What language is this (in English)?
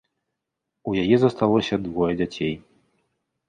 Belarusian